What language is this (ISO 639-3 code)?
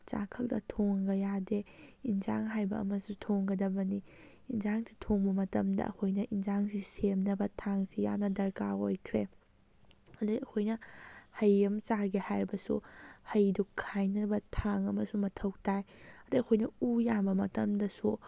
mni